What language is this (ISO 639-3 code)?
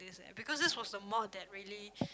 eng